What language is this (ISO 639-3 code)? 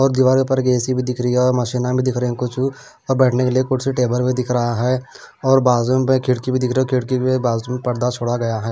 hin